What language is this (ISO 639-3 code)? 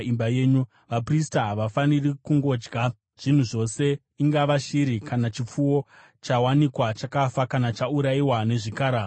sna